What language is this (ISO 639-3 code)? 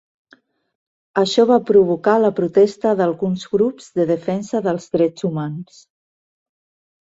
cat